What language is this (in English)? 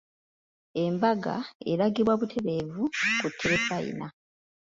Ganda